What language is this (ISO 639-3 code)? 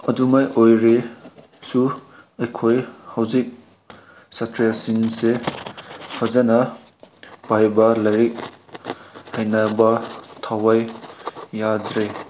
mni